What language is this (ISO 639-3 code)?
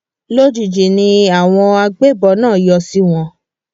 yor